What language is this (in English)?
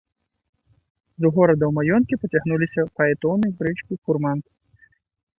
Belarusian